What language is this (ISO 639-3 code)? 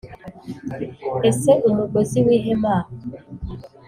kin